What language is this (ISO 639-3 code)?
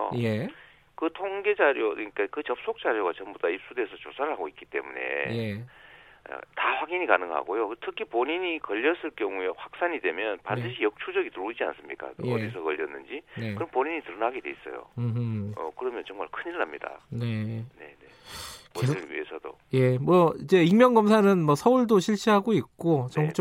kor